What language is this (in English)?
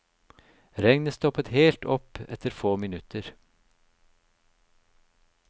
Norwegian